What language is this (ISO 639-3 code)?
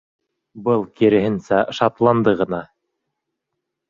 bak